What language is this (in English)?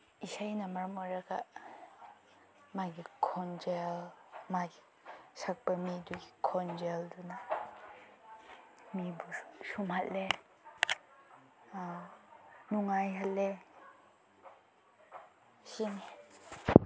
Manipuri